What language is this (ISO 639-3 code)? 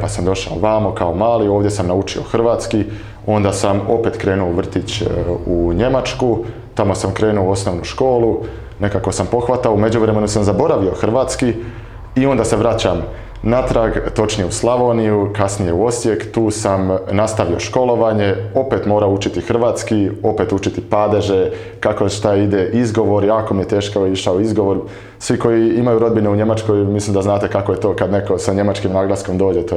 hrv